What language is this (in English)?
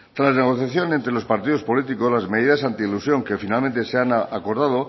Spanish